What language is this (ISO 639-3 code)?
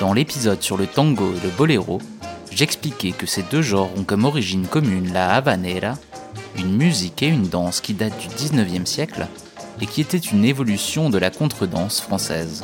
fra